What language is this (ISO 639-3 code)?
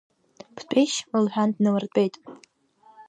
abk